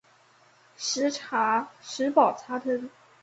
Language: Chinese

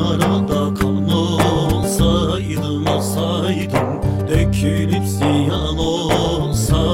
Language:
Turkish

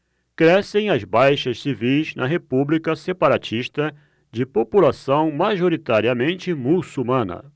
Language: Portuguese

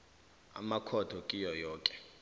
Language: South Ndebele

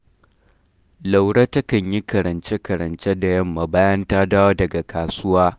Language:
Hausa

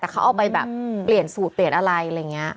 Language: Thai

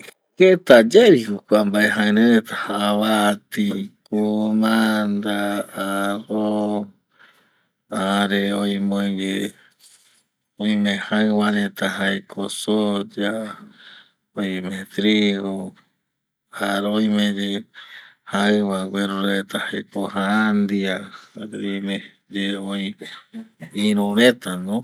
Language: Eastern Bolivian Guaraní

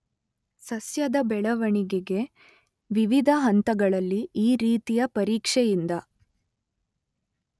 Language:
Kannada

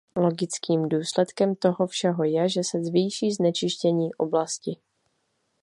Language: Czech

